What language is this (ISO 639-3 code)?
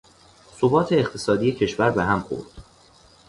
fas